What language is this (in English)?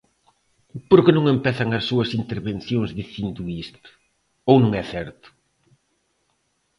Galician